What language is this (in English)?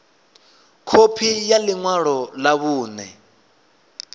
Venda